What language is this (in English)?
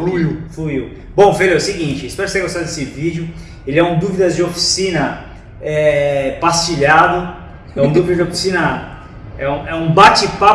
Portuguese